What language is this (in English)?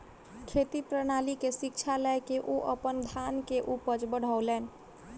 Maithili